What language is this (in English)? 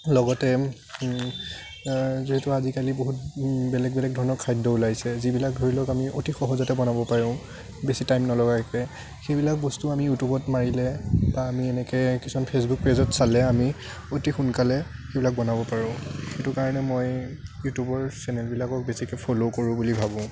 Assamese